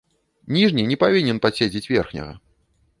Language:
Belarusian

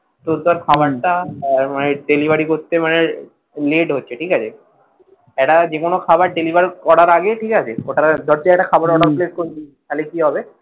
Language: Bangla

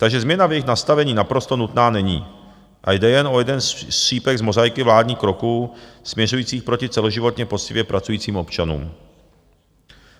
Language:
Czech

